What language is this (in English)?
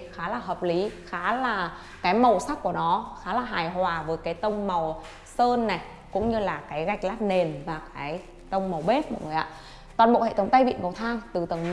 Vietnamese